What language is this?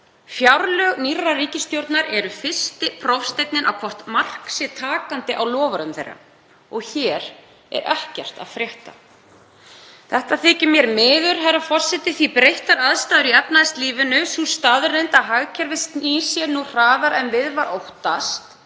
Icelandic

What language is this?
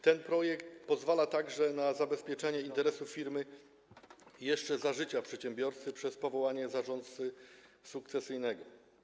Polish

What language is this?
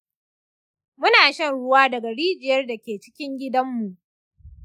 Hausa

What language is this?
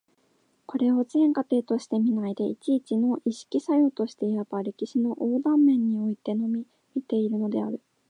Japanese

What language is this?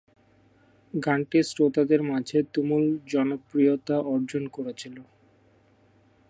Bangla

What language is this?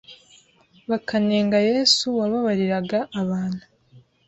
Kinyarwanda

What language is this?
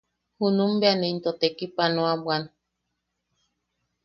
Yaqui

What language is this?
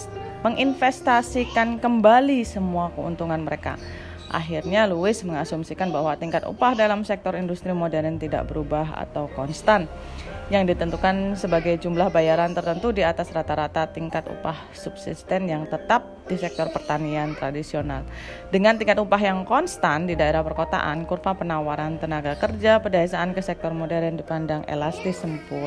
Indonesian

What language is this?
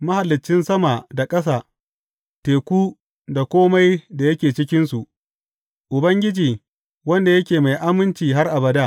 Hausa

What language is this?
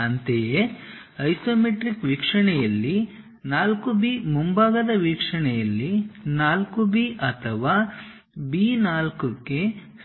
Kannada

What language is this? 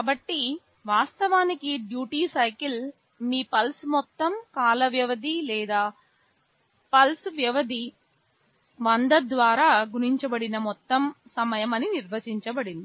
Telugu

